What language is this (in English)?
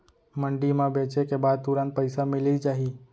Chhattisgarhi